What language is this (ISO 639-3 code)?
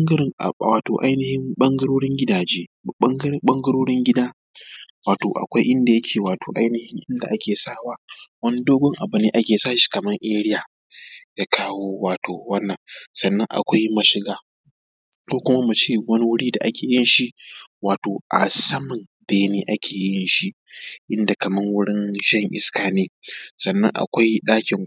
hau